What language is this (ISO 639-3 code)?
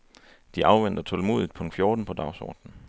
dan